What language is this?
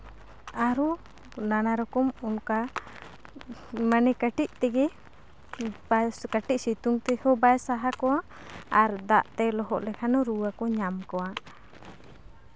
Santali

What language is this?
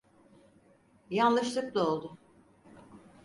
Turkish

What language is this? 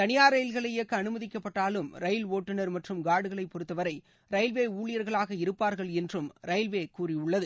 Tamil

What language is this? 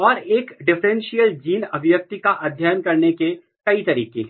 Hindi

